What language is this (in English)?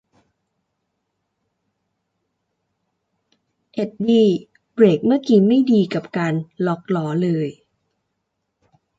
Thai